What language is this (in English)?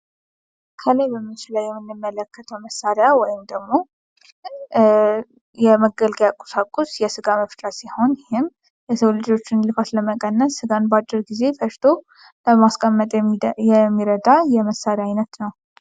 Amharic